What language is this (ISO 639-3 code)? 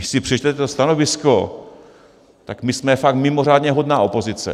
ces